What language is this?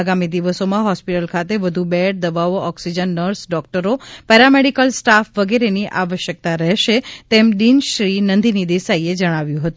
Gujarati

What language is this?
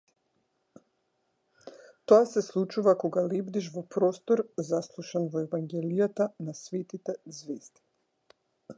Macedonian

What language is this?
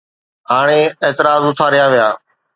Sindhi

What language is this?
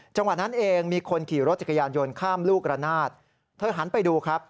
Thai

